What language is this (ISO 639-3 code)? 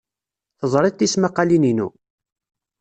kab